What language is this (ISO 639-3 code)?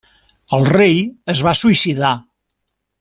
cat